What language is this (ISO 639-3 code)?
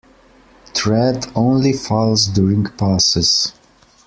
eng